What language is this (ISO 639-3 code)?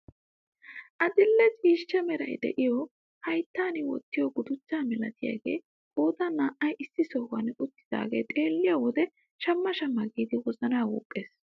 wal